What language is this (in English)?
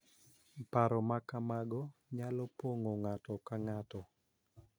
Luo (Kenya and Tanzania)